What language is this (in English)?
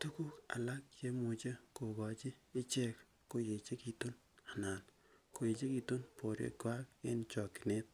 Kalenjin